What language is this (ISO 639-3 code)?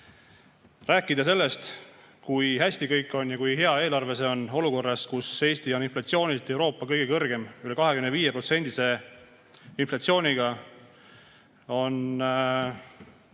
est